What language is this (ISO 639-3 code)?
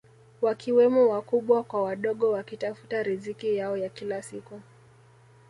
swa